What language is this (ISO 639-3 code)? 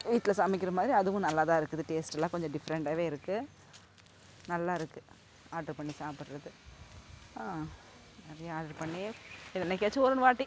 tam